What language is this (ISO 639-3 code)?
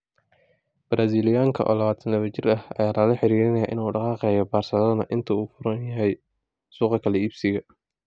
som